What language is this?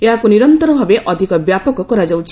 Odia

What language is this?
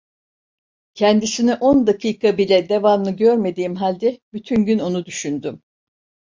Turkish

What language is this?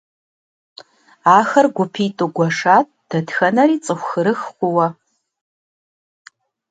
Kabardian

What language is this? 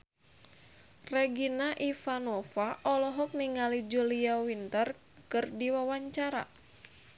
Sundanese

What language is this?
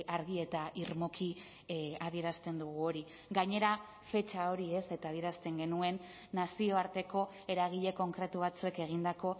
Basque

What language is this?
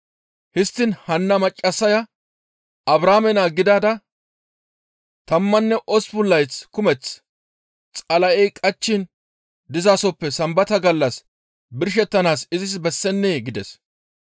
Gamo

